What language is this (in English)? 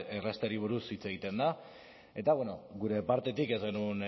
Basque